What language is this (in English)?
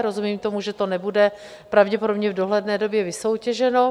Czech